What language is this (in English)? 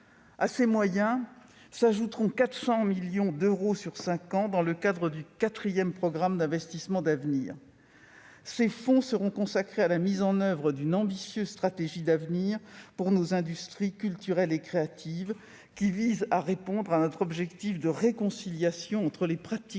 French